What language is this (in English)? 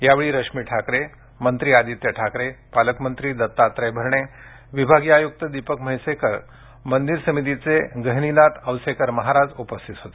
Marathi